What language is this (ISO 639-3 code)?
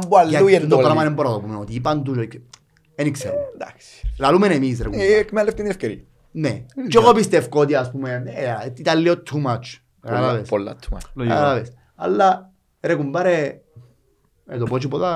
ell